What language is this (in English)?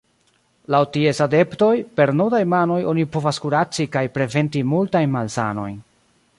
Esperanto